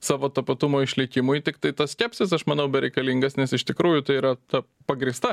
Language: Lithuanian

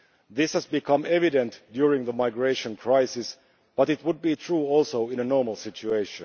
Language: English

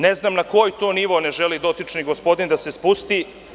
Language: Serbian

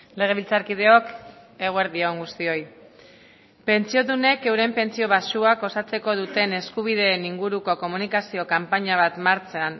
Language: Basque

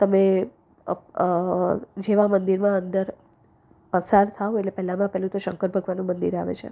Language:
Gujarati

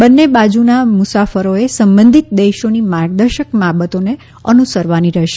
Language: Gujarati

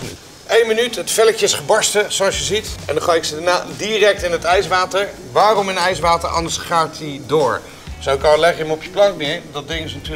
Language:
Dutch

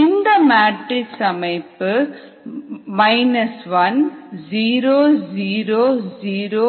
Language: Tamil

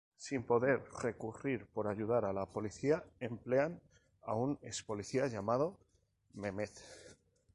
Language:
Spanish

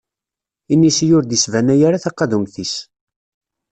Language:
Kabyle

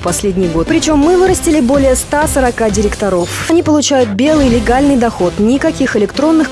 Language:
Russian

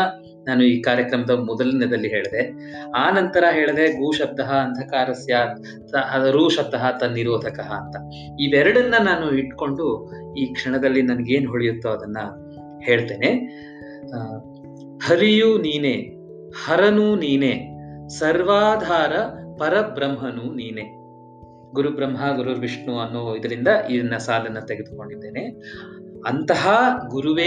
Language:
Kannada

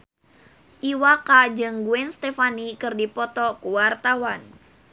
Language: Sundanese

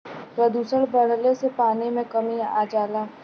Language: Bhojpuri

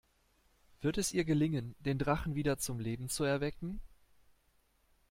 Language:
German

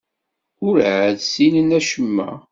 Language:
Kabyle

